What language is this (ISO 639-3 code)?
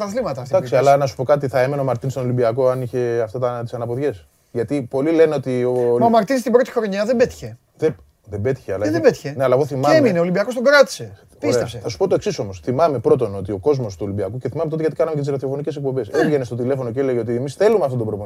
ell